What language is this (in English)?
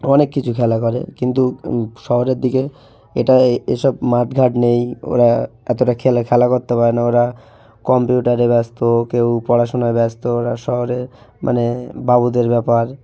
Bangla